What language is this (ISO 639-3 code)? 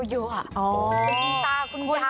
tha